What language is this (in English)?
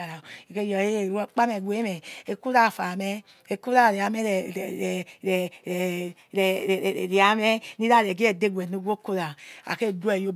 Yekhee